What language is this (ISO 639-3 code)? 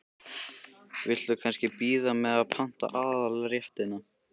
isl